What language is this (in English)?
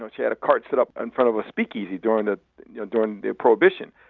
English